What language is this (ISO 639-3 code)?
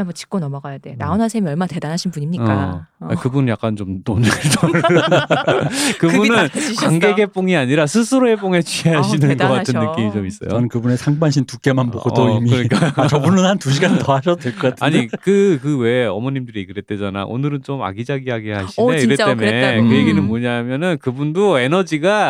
kor